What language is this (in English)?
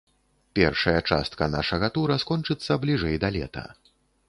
Belarusian